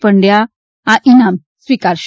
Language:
Gujarati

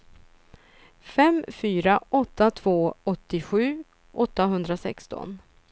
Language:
Swedish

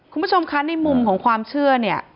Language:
Thai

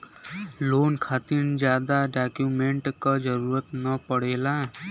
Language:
Bhojpuri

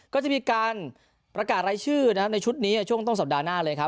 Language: Thai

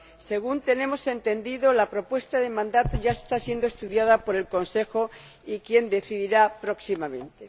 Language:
Spanish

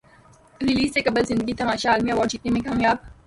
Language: Urdu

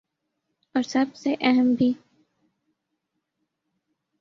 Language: Urdu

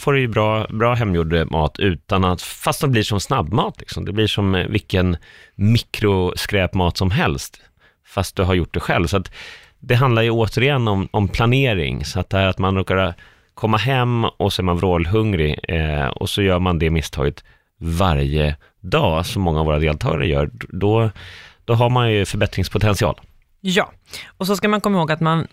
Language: Swedish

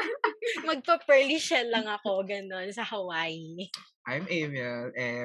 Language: Filipino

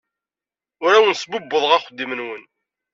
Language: Kabyle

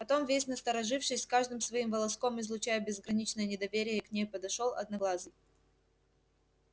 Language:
Russian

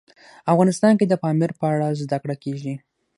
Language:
Pashto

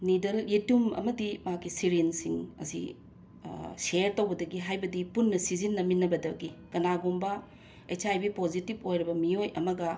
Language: Manipuri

